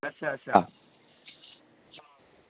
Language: Dogri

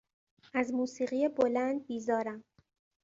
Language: Persian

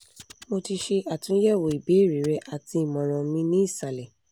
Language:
Yoruba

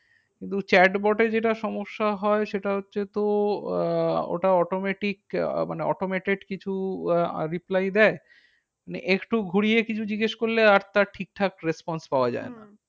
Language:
Bangla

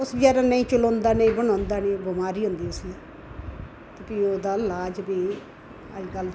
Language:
Dogri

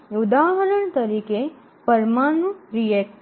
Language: Gujarati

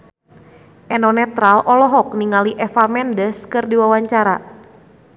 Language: Sundanese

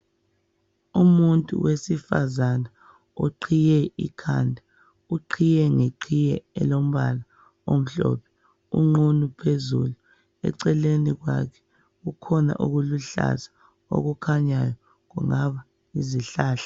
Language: North Ndebele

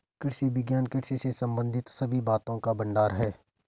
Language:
Hindi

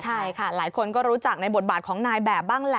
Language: Thai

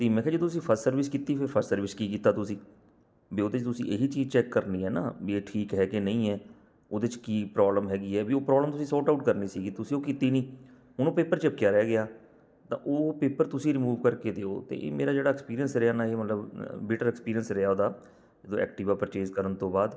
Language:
Punjabi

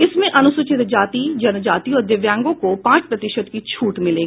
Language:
Hindi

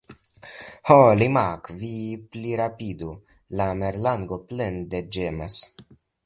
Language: Esperanto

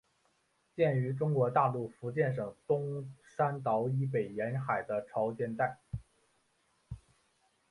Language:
Chinese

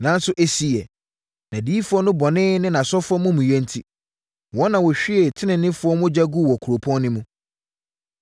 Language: Akan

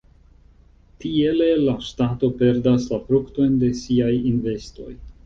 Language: Esperanto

